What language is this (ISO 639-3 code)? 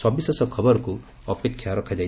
ori